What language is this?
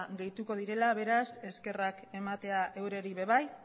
Basque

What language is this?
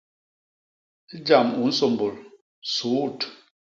Basaa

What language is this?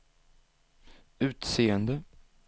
Swedish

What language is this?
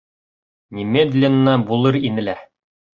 Bashkir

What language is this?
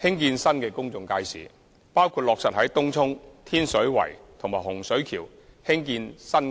Cantonese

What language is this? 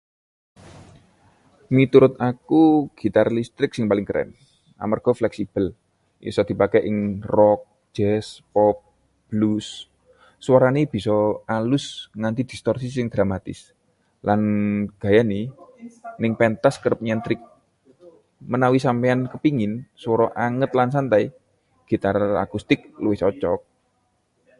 Javanese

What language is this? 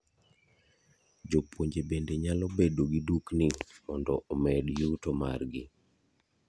Luo (Kenya and Tanzania)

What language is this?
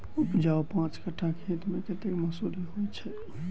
Maithili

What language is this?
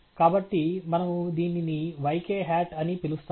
Telugu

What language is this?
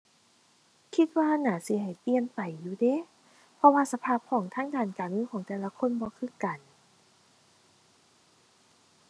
Thai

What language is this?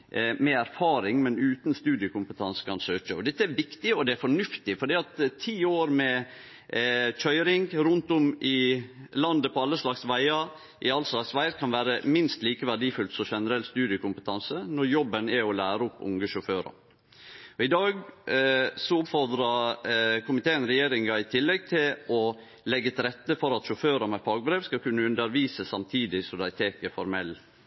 Norwegian Nynorsk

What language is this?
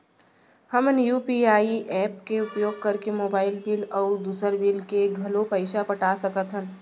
Chhattisgarhi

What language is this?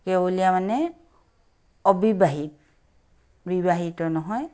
Assamese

